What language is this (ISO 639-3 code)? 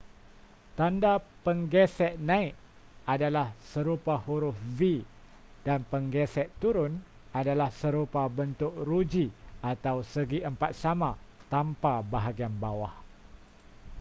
msa